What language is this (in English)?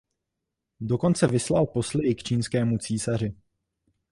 Czech